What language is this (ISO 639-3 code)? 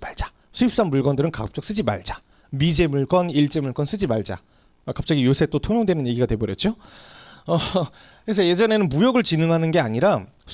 kor